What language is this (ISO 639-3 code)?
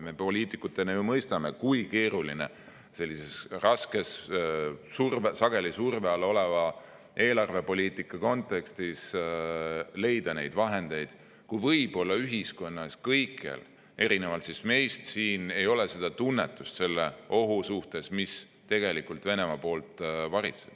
est